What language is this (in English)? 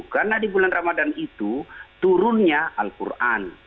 Indonesian